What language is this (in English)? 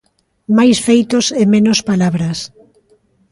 Galician